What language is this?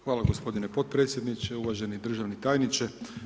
Croatian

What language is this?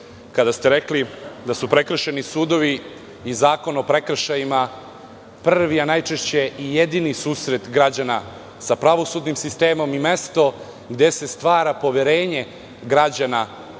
Serbian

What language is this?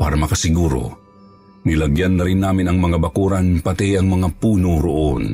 Filipino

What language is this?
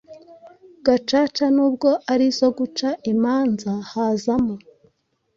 Kinyarwanda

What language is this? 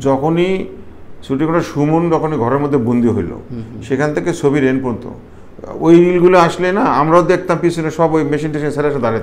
Korean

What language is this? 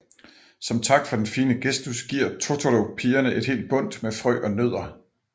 Danish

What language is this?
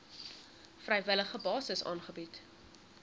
Afrikaans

